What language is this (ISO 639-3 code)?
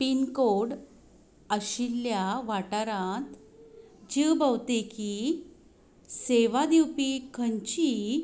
kok